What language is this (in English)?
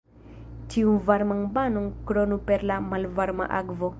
Esperanto